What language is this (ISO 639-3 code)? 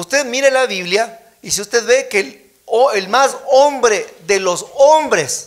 spa